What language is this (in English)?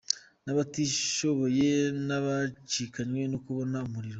Kinyarwanda